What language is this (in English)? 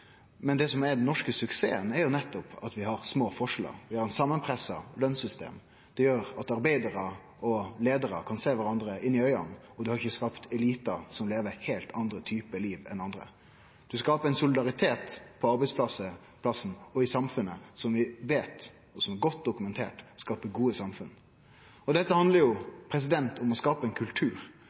Norwegian Nynorsk